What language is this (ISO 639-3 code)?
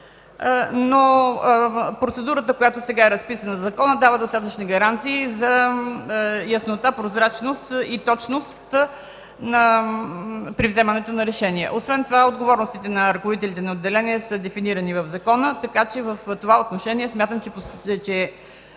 bul